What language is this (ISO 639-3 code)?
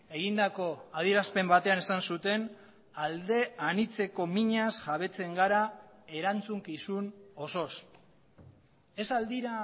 eus